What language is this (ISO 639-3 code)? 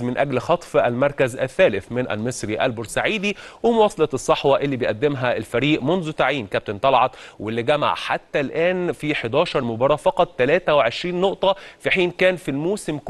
ara